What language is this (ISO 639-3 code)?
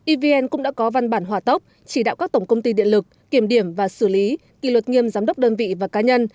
vie